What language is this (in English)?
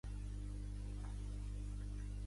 Catalan